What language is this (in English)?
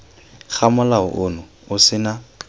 Tswana